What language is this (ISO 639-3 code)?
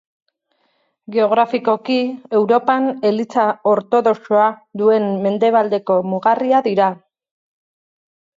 eus